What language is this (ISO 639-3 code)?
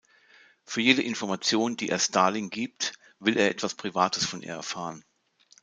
deu